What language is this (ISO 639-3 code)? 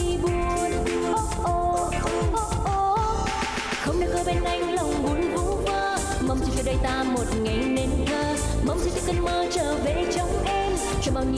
vie